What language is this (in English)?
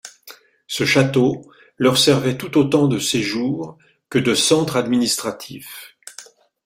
French